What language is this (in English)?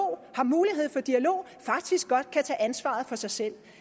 Danish